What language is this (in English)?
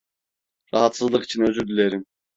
Turkish